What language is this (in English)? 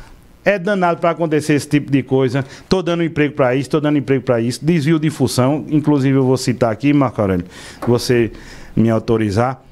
Portuguese